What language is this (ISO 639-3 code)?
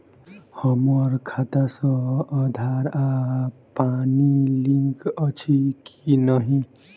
mai